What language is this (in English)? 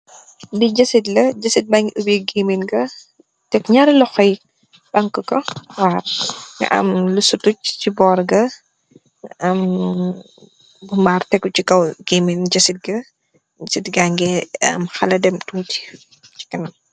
Wolof